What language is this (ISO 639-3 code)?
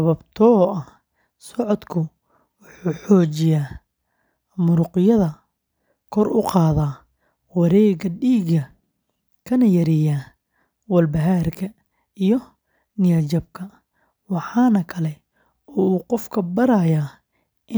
som